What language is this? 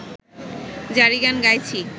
Bangla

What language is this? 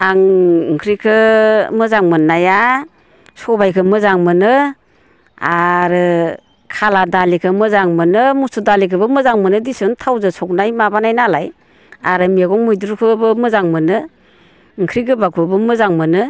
Bodo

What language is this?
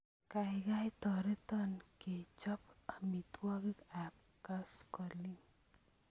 Kalenjin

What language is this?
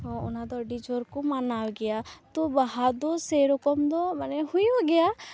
Santali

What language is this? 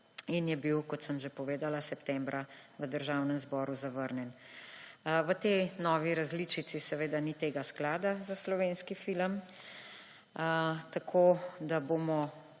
Slovenian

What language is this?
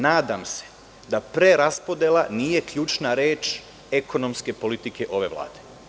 Serbian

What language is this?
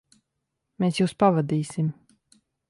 Latvian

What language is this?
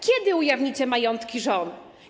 Polish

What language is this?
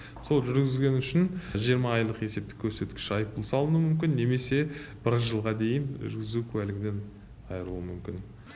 Kazakh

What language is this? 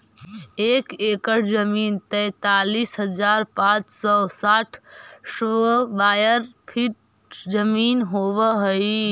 Magahi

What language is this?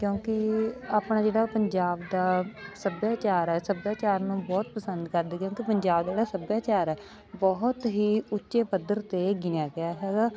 Punjabi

